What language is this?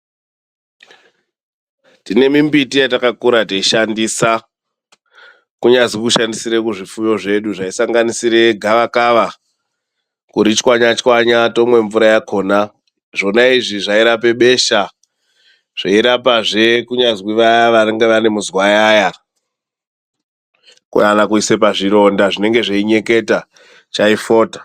Ndau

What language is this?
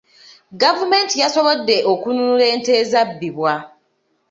Ganda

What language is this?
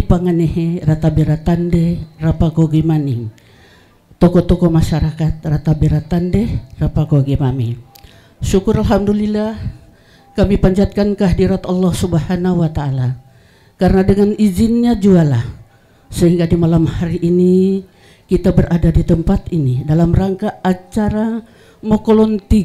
Indonesian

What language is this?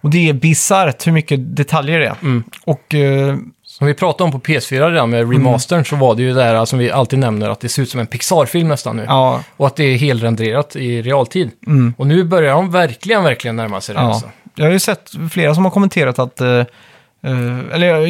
Swedish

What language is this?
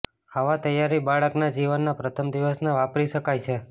Gujarati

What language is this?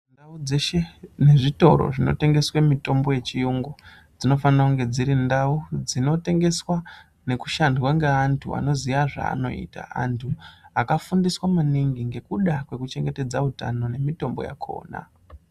Ndau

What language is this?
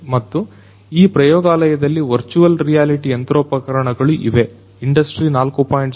Kannada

